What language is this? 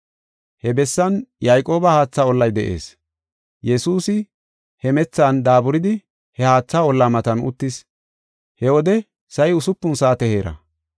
Gofa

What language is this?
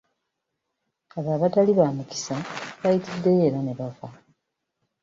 Ganda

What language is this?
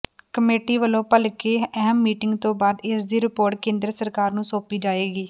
Punjabi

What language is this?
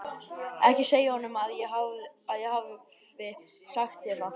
Icelandic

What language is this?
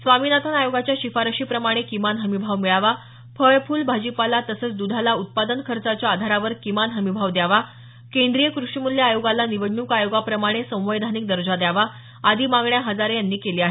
Marathi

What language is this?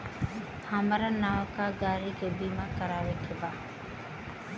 Bhojpuri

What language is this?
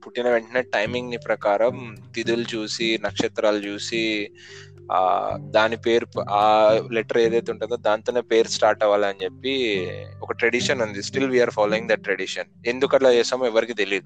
Telugu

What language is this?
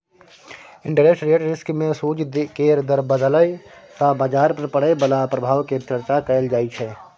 Maithili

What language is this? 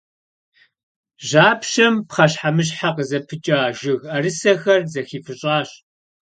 Kabardian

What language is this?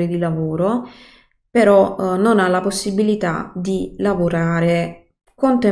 Italian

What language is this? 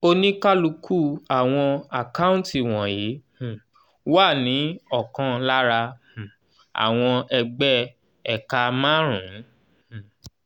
Yoruba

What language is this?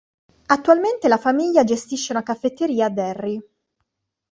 Italian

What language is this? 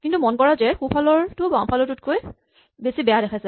Assamese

